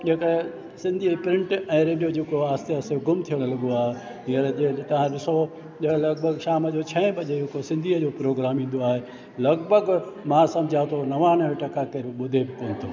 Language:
Sindhi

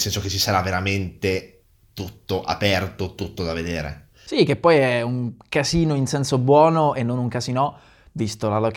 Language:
Italian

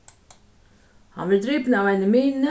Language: Faroese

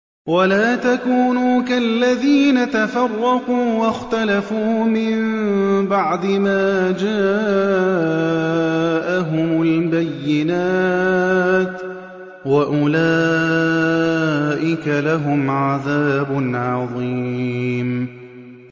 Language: Arabic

